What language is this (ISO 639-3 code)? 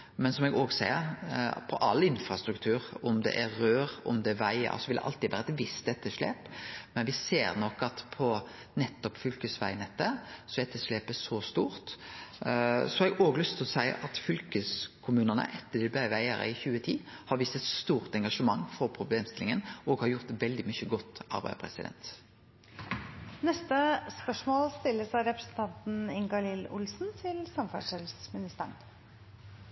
nno